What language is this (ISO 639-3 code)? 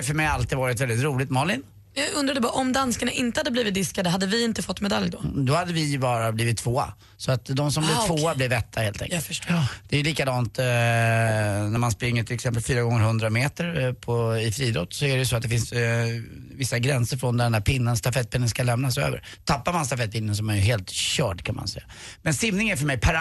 swe